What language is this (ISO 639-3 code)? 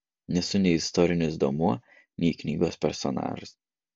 lit